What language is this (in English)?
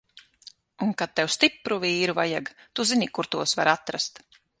Latvian